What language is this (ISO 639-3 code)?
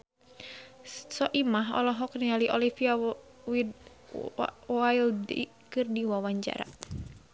sun